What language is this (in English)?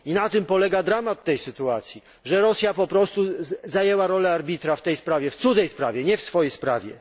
Polish